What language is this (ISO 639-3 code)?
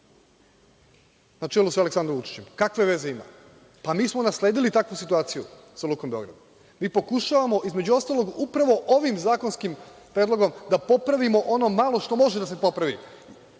srp